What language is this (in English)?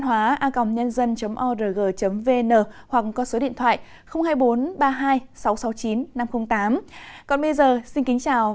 Vietnamese